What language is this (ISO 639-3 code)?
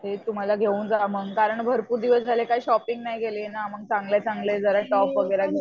mar